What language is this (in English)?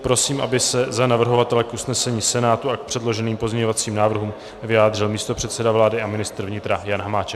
Czech